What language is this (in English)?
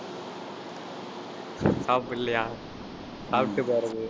Tamil